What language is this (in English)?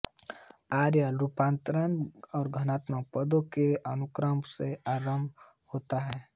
Hindi